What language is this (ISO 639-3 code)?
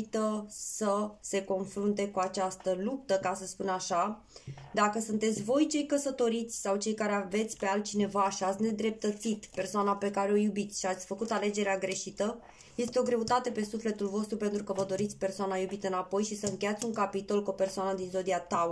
ron